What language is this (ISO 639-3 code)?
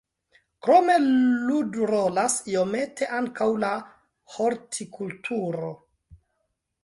epo